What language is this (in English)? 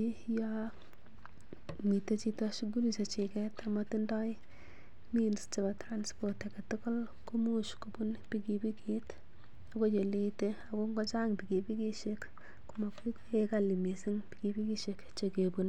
Kalenjin